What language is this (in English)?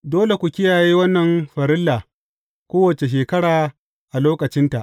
Hausa